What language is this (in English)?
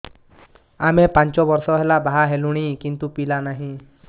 Odia